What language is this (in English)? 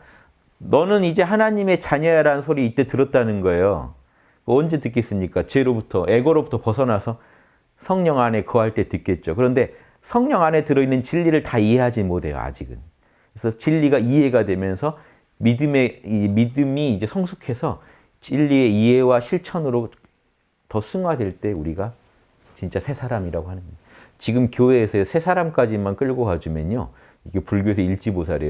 Korean